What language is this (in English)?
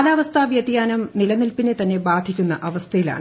Malayalam